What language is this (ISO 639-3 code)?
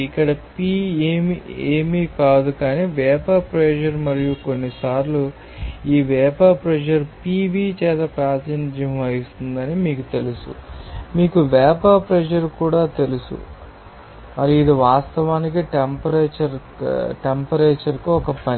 tel